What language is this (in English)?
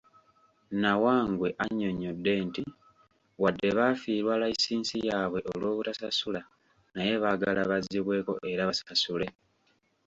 Ganda